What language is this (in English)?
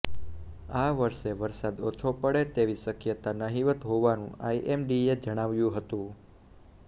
Gujarati